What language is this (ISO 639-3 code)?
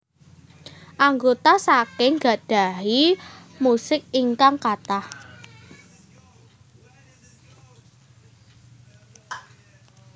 jav